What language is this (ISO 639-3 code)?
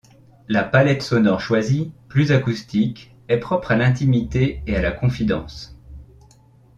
fra